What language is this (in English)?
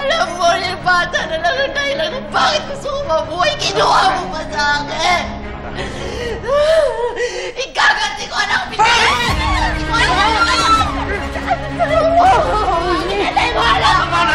Filipino